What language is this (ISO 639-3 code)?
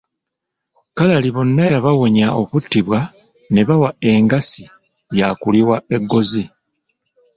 lug